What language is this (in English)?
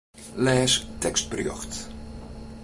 Western Frisian